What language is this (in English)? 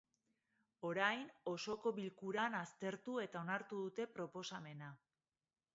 Basque